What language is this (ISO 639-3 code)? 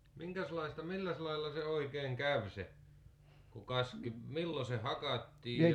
fin